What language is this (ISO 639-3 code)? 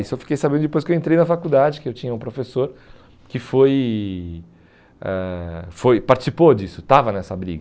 por